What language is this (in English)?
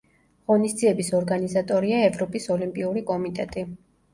Georgian